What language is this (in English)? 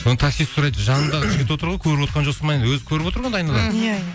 Kazakh